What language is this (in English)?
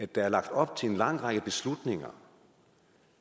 Danish